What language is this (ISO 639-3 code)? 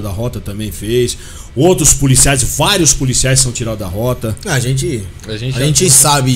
por